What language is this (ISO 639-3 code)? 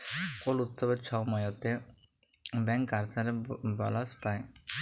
ben